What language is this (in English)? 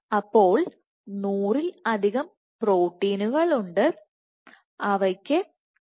Malayalam